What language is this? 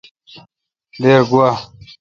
Kalkoti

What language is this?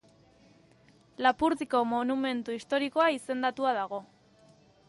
Basque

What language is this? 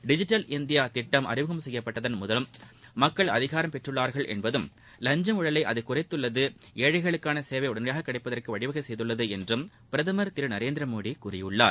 Tamil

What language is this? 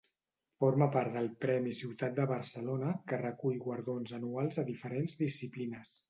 Catalan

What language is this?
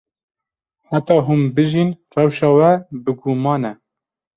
Kurdish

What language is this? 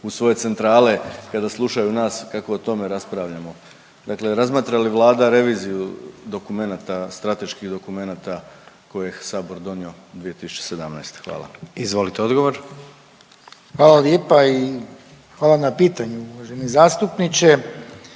Croatian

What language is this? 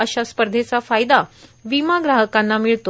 Marathi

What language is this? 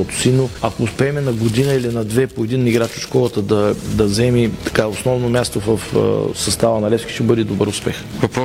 Bulgarian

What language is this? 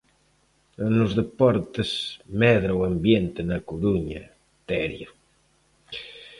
Galician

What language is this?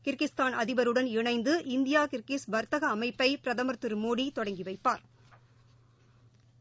Tamil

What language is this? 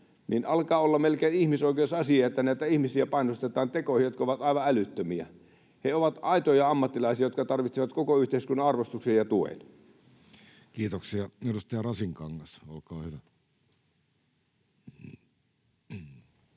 Finnish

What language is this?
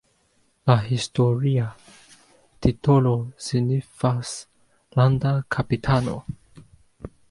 Esperanto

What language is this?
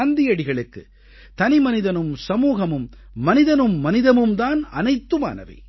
Tamil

